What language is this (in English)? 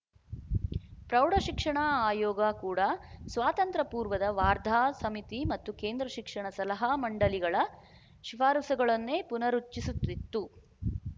Kannada